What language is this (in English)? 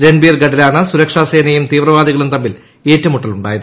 Malayalam